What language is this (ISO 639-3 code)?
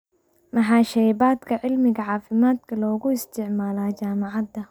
som